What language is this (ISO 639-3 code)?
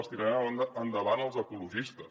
cat